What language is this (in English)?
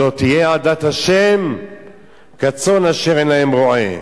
Hebrew